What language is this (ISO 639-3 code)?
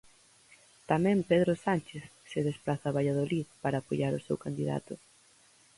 glg